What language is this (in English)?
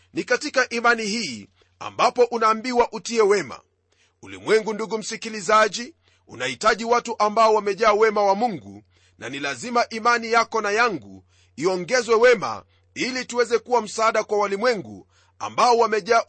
Swahili